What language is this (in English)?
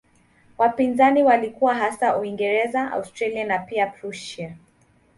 Swahili